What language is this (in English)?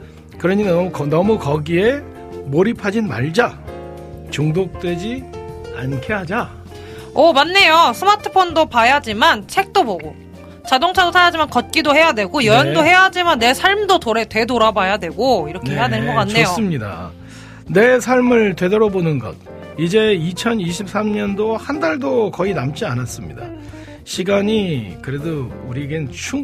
Korean